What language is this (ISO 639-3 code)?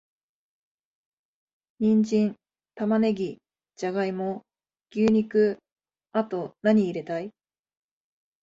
jpn